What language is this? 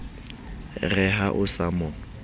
Southern Sotho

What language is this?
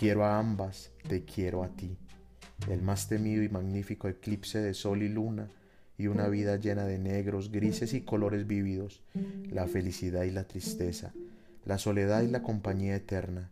Spanish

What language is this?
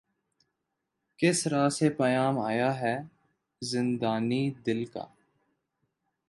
Urdu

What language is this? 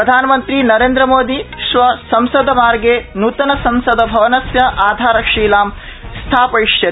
Sanskrit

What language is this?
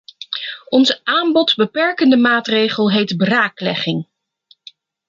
Dutch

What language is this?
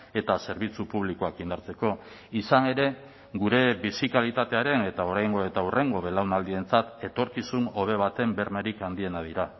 Basque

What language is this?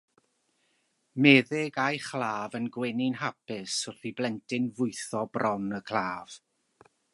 Welsh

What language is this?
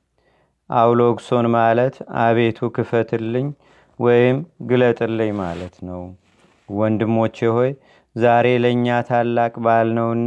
Amharic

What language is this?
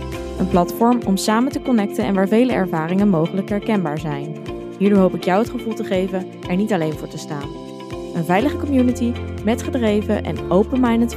Dutch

